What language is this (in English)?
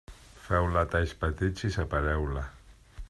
Catalan